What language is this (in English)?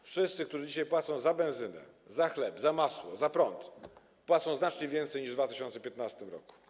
Polish